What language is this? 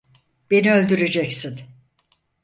Turkish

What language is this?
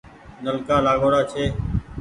Goaria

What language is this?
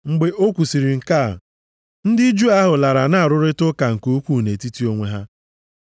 Igbo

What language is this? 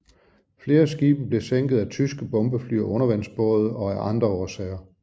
Danish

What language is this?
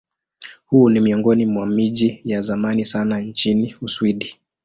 Swahili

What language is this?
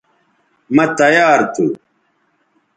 Bateri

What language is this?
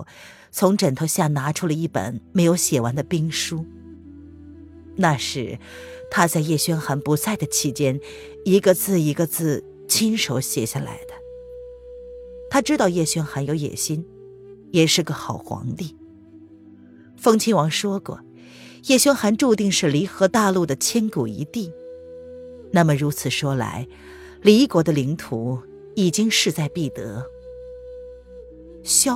Chinese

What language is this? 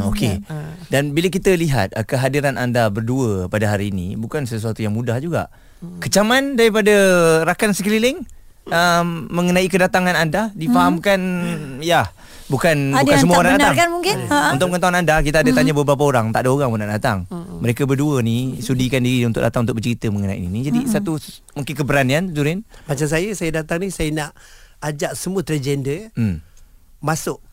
Malay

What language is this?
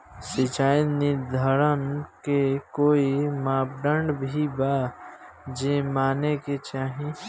Bhojpuri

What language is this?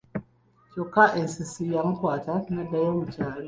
Ganda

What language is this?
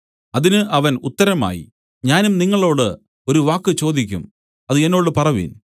Malayalam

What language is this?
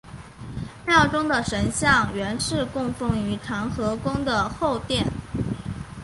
Chinese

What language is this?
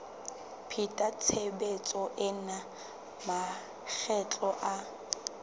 Southern Sotho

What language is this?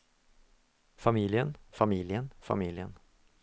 Norwegian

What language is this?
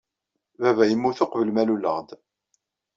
Kabyle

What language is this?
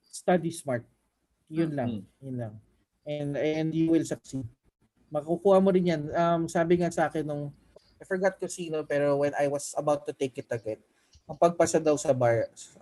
Filipino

